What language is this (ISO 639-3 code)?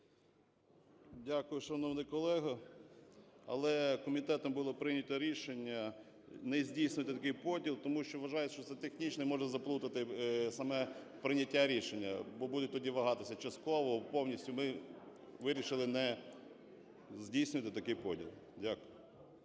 ukr